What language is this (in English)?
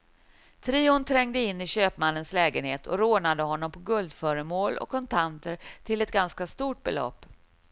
Swedish